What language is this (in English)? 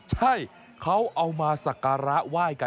Thai